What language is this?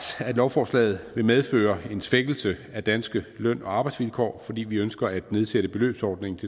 Danish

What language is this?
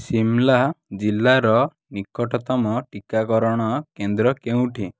Odia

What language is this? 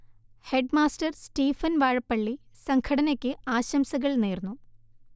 Malayalam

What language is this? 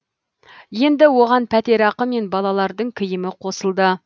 Kazakh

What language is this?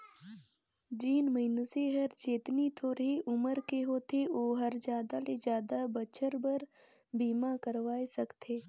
Chhattisgarhi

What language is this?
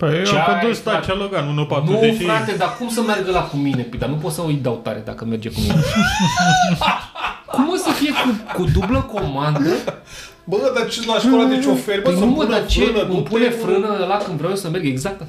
Romanian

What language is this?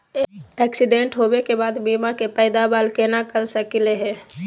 Magahi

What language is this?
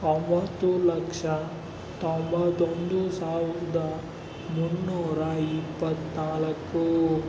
Kannada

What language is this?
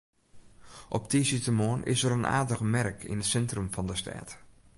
Western Frisian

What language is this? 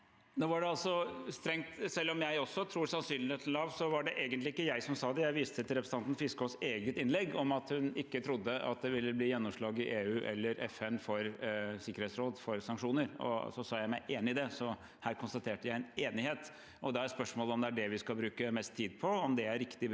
Norwegian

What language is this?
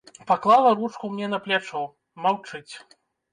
Belarusian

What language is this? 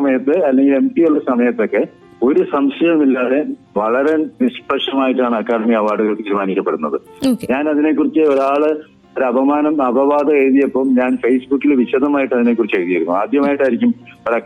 Malayalam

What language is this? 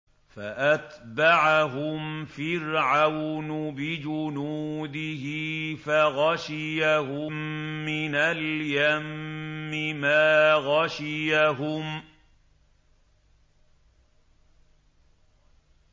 Arabic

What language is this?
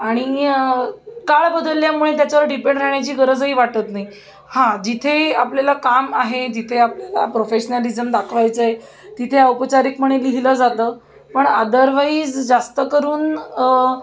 Marathi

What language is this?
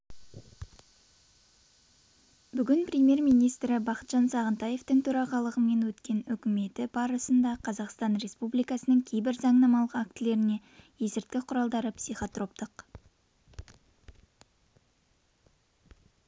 Kazakh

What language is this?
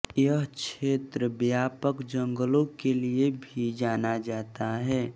Hindi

